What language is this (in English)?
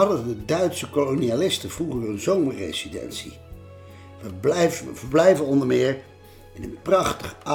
Dutch